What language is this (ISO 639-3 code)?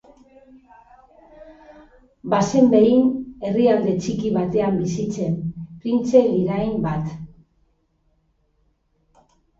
eus